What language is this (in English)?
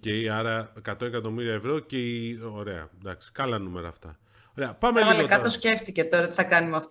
Greek